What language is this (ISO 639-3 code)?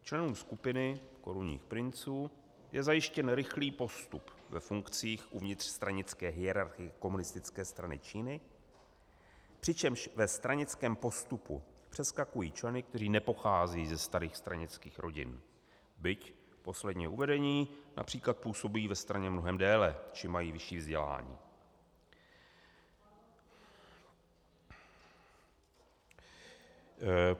ces